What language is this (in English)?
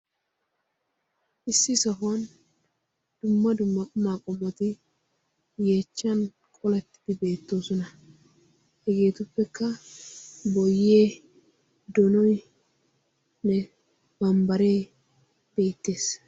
Wolaytta